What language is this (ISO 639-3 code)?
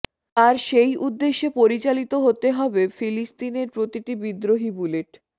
ben